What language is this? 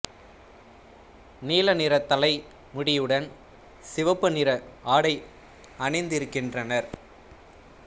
Tamil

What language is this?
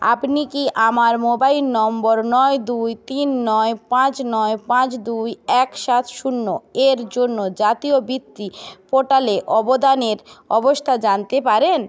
Bangla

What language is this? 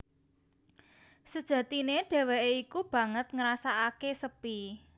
Javanese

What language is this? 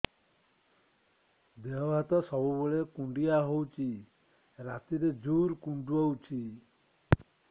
Odia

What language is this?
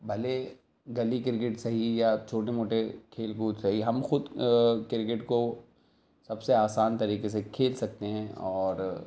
Urdu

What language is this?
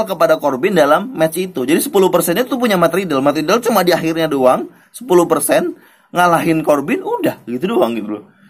Indonesian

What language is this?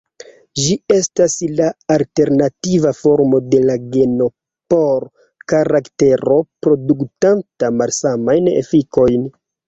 Esperanto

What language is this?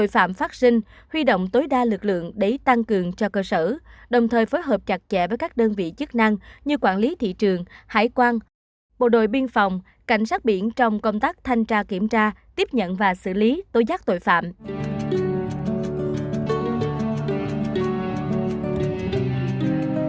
Vietnamese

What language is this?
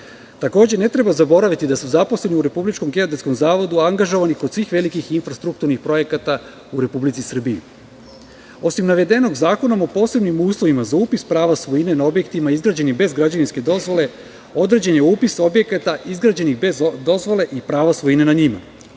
Serbian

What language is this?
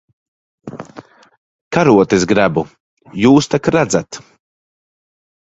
Latvian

